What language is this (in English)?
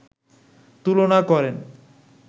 Bangla